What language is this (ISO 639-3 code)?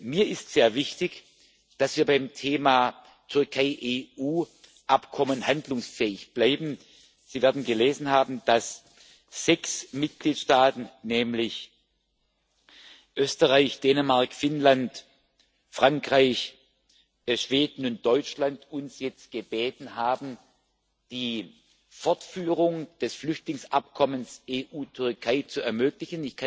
deu